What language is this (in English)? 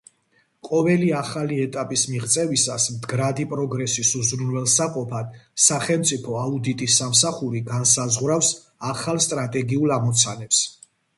Georgian